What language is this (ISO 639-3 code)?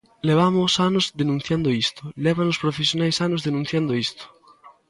glg